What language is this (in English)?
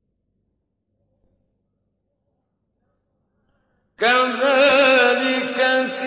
Arabic